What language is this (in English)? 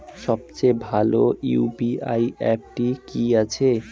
Bangla